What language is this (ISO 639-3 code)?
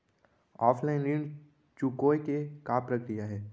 hne